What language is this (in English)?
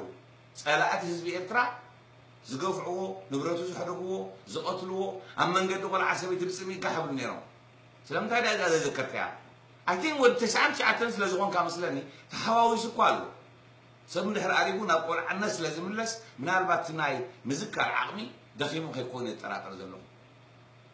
Arabic